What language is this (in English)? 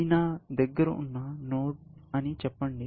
Telugu